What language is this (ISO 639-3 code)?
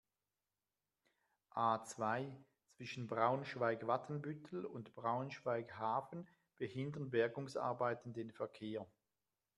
deu